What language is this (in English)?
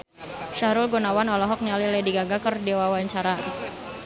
Sundanese